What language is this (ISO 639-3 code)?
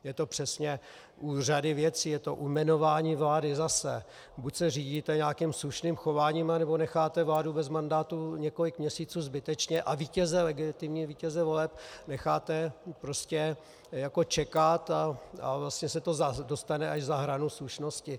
ces